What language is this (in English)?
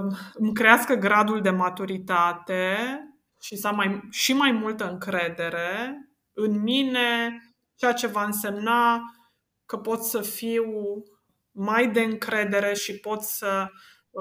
Romanian